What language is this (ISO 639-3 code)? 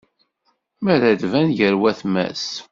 kab